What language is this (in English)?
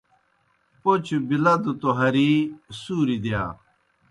Kohistani Shina